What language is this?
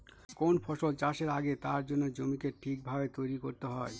Bangla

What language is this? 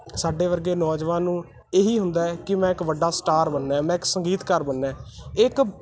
Punjabi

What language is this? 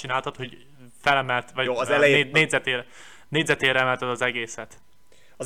Hungarian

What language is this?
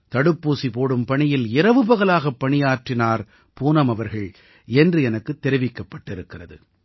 Tamil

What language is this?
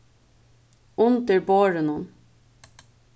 Faroese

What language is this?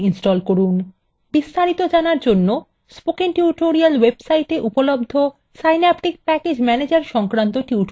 Bangla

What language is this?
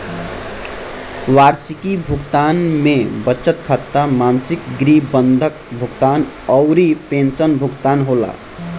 Bhojpuri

